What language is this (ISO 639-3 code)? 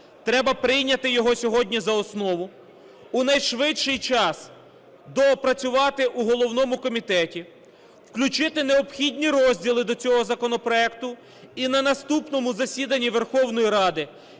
ukr